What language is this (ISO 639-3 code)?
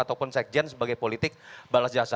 ind